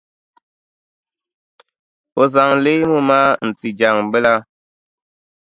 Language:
Dagbani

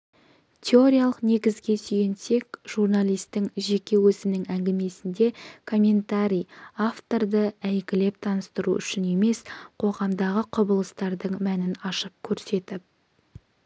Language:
Kazakh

